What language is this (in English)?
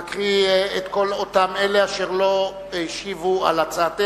Hebrew